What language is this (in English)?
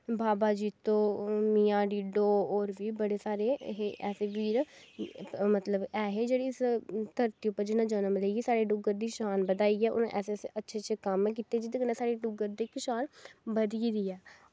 Dogri